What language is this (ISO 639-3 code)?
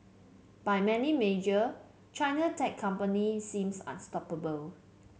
eng